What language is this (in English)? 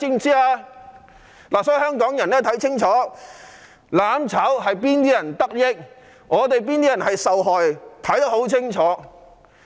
Cantonese